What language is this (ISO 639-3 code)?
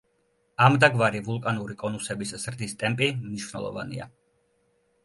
kat